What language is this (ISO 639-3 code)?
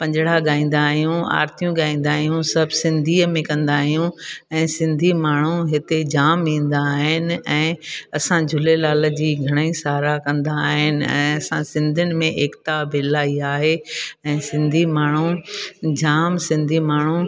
snd